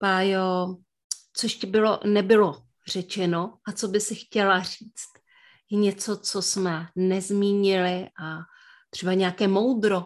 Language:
Czech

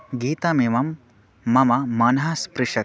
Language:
Sanskrit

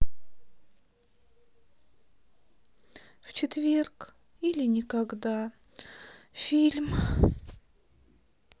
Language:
Russian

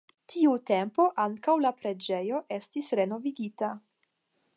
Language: Esperanto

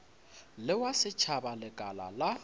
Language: Northern Sotho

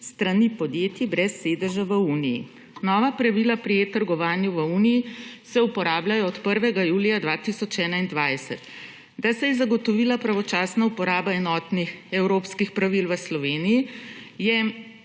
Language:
Slovenian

